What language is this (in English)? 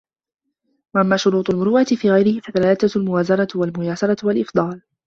Arabic